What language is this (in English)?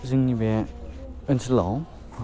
Bodo